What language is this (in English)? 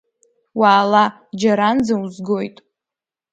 Abkhazian